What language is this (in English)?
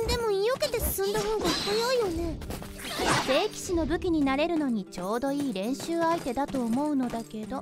Japanese